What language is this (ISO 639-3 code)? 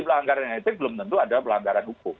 ind